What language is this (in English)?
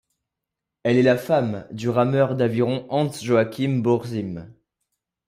French